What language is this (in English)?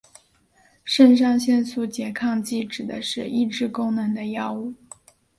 Chinese